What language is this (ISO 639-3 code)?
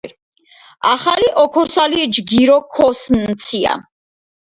kat